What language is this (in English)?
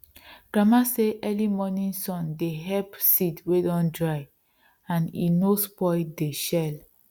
Nigerian Pidgin